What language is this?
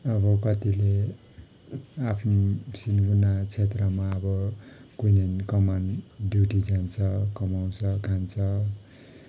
Nepali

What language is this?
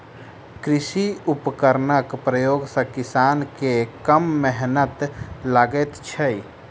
Maithili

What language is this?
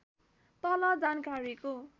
Nepali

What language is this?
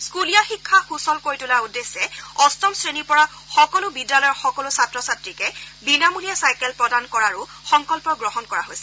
Assamese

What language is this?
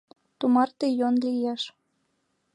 Mari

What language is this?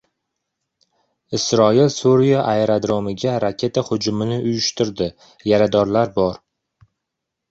Uzbek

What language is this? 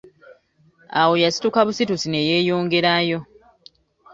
Ganda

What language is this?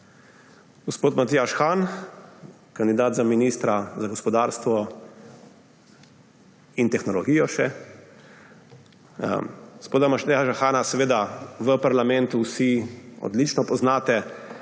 Slovenian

